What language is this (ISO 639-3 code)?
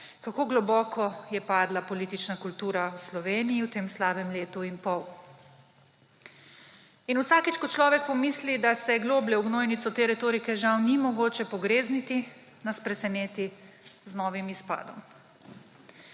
slv